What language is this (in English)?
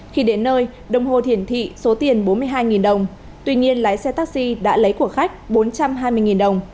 Vietnamese